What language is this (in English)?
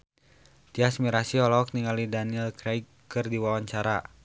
Sundanese